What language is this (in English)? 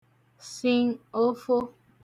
Igbo